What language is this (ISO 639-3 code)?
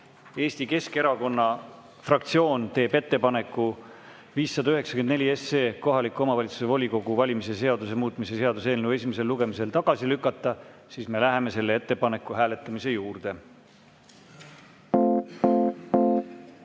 est